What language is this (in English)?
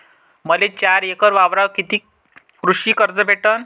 Marathi